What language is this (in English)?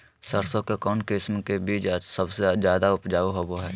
Magahi